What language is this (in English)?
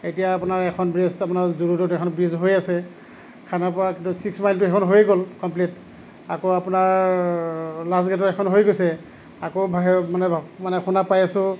Assamese